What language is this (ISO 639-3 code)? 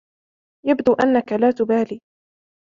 ara